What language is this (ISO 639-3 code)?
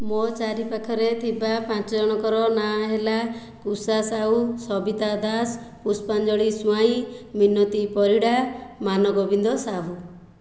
ori